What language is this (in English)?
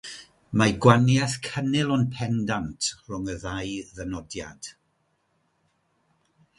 Welsh